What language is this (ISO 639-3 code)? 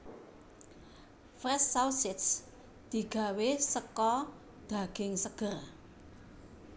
jav